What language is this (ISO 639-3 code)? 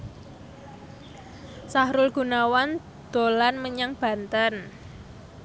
jav